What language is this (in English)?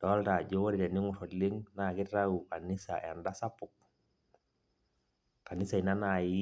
Masai